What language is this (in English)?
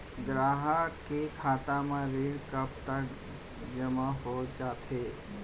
Chhattisgarhi